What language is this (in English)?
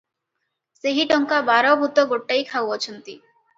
Odia